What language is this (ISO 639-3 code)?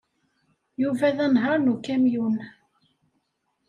kab